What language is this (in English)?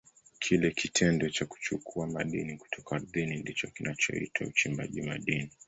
Swahili